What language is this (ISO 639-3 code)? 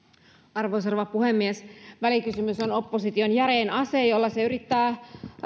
fin